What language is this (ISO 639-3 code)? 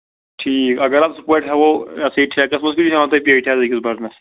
kas